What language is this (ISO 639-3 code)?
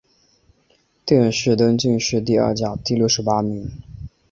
zho